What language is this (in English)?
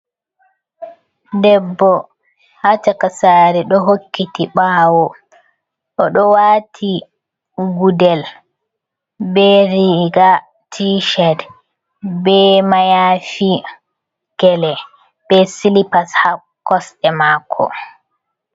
Fula